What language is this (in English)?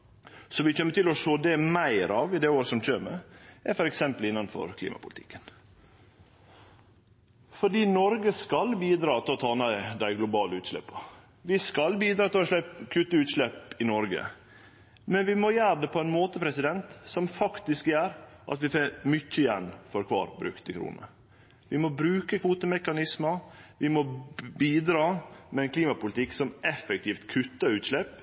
Norwegian Nynorsk